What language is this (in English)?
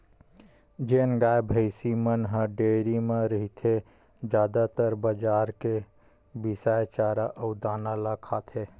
Chhattisgarhi